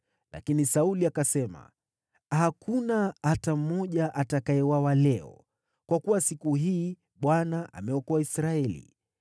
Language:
Swahili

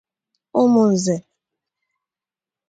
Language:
Igbo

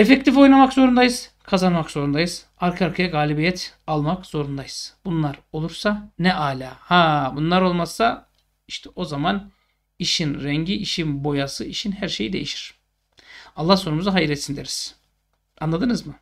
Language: Turkish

